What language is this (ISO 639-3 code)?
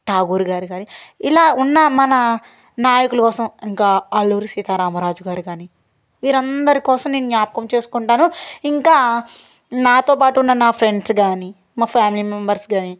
tel